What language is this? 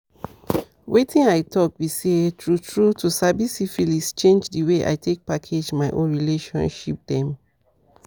Nigerian Pidgin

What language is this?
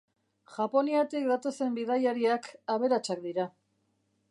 Basque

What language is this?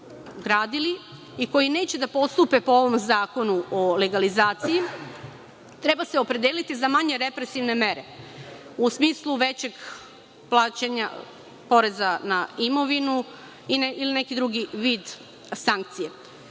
Serbian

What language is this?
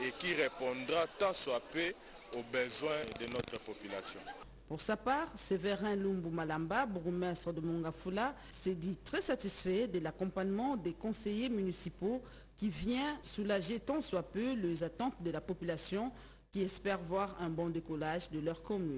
French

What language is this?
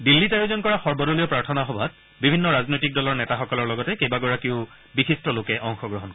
Assamese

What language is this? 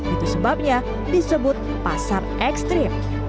Indonesian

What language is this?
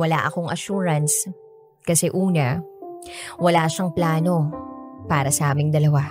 Filipino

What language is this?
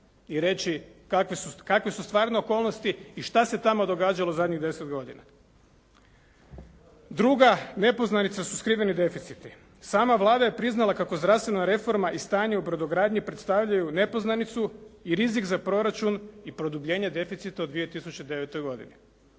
Croatian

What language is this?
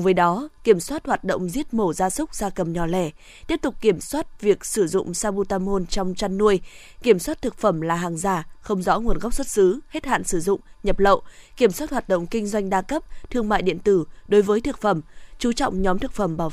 Vietnamese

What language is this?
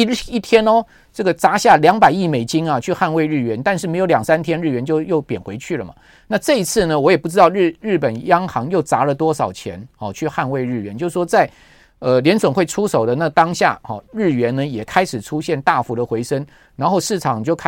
Chinese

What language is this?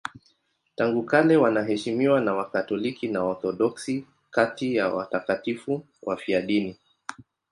Swahili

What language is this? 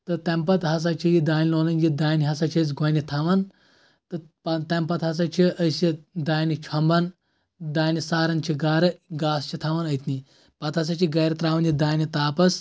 Kashmiri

